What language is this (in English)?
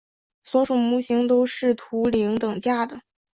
Chinese